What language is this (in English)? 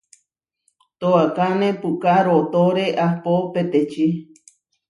Huarijio